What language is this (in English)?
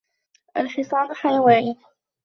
Arabic